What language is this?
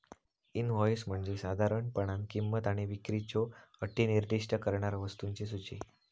Marathi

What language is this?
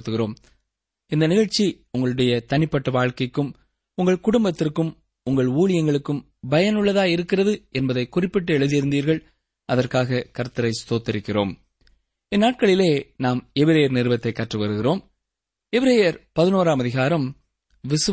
Tamil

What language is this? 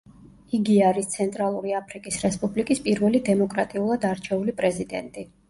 Georgian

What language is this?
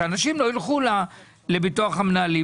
Hebrew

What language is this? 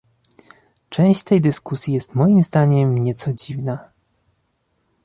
Polish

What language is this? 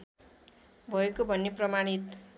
Nepali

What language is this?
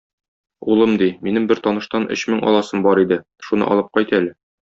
Tatar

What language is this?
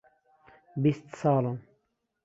Central Kurdish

